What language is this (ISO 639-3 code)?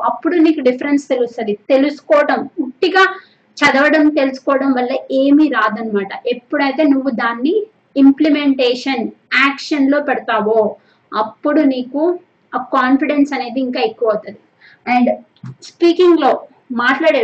tel